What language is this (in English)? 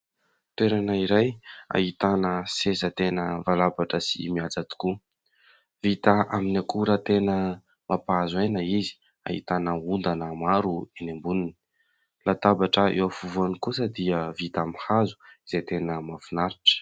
Malagasy